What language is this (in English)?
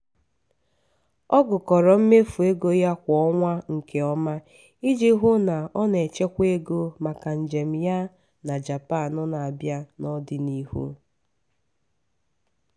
Igbo